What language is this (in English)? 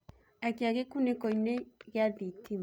Kikuyu